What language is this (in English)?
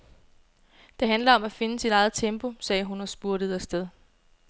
Danish